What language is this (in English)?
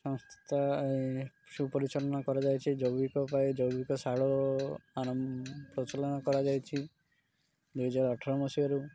Odia